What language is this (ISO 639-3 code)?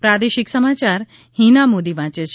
guj